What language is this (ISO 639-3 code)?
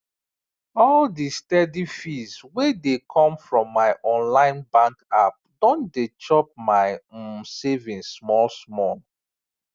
pcm